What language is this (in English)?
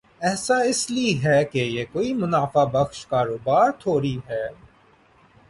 Urdu